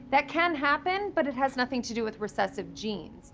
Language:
English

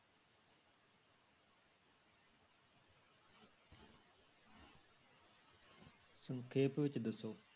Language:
Punjabi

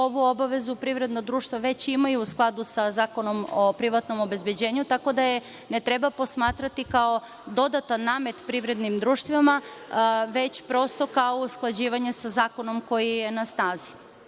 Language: Serbian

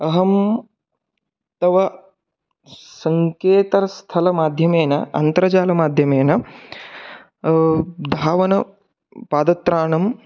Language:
Sanskrit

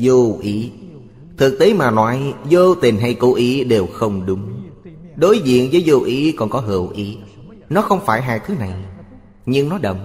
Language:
Vietnamese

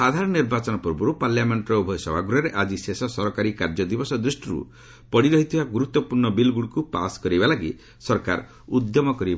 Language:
Odia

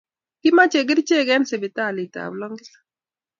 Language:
Kalenjin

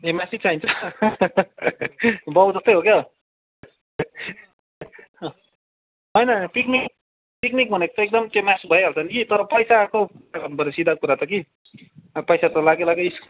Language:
Nepali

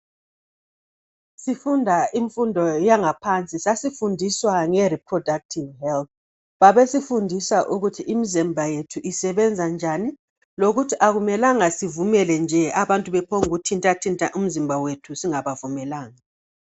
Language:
North Ndebele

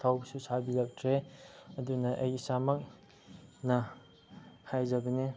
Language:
Manipuri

